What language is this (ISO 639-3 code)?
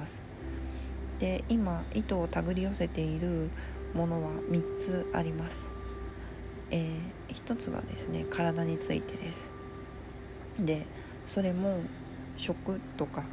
jpn